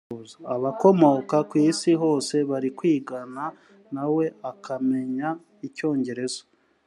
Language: Kinyarwanda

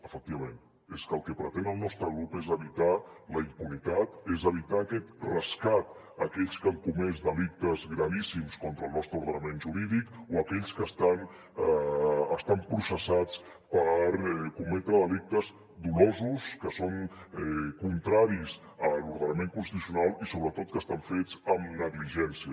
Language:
Catalan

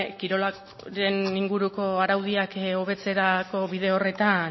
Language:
Basque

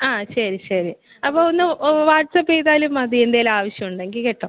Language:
Malayalam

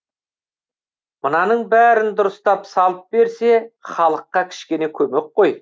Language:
Kazakh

